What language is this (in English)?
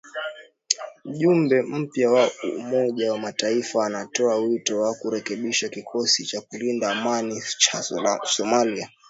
Swahili